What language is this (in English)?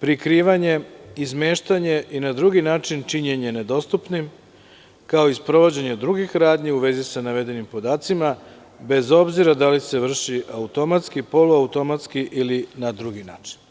Serbian